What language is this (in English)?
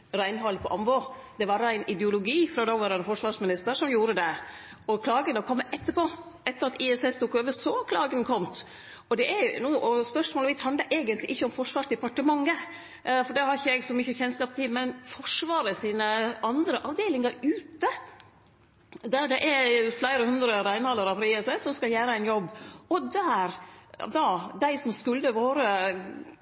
Norwegian Nynorsk